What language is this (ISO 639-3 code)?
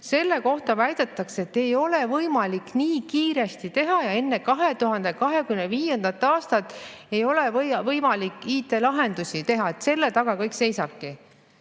est